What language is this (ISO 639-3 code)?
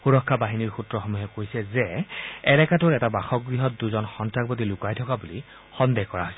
asm